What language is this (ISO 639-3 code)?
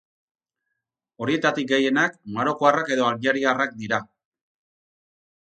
eus